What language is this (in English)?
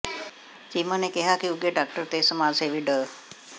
Punjabi